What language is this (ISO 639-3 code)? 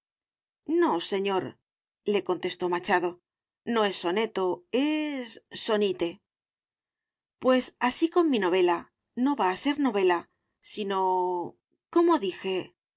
spa